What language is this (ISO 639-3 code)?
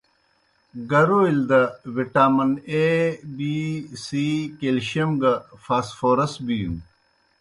plk